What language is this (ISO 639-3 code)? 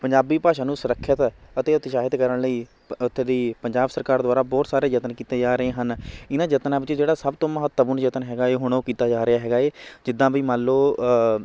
pan